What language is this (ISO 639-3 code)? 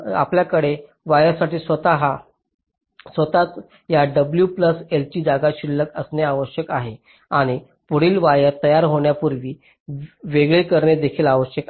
mar